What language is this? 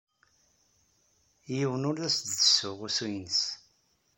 Kabyle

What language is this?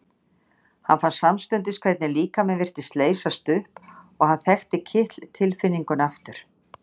Icelandic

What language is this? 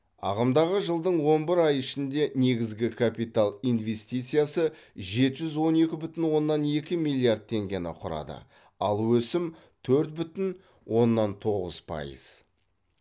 Kazakh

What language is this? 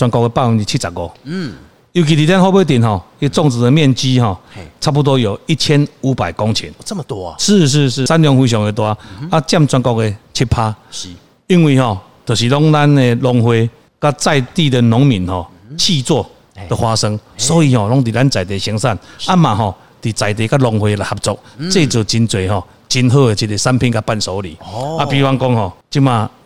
Chinese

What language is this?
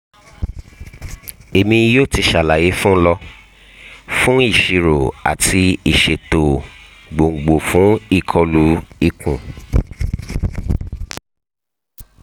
Yoruba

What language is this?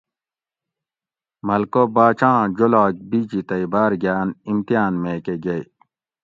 Gawri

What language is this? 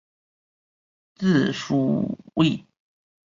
Chinese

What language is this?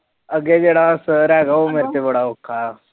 Punjabi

